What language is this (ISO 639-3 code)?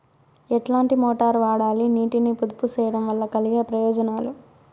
tel